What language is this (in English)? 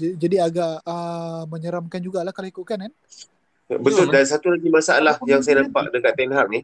Malay